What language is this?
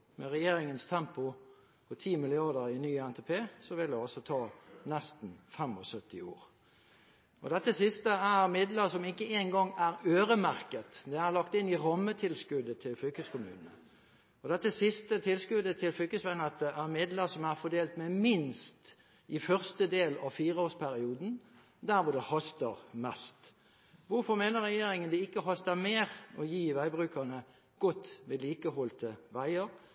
Norwegian Bokmål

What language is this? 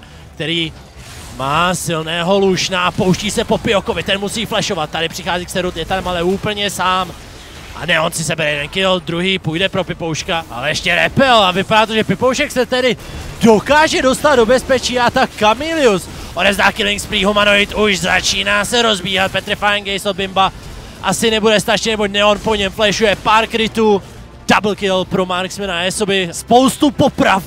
Czech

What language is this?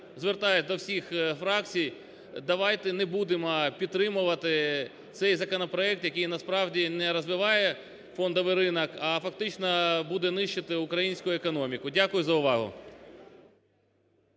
Ukrainian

